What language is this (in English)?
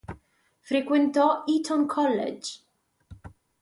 Italian